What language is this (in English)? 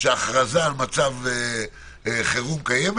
Hebrew